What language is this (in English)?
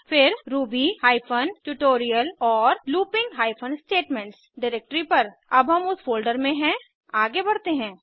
Hindi